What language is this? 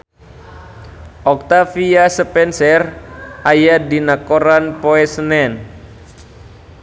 Sundanese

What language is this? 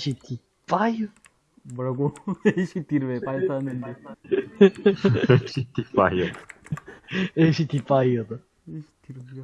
Korean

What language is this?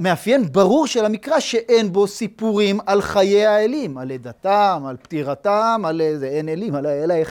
Hebrew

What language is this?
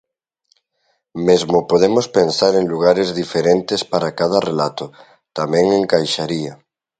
Galician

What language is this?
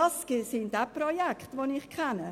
Swiss German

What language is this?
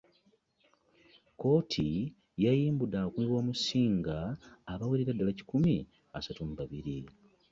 Ganda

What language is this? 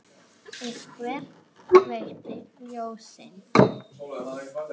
Icelandic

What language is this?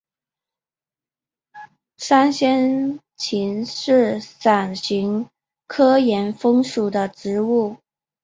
Chinese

